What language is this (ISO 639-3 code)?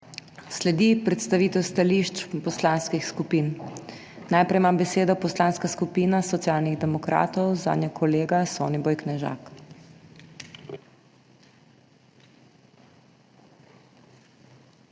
slv